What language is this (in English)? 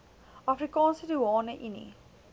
Afrikaans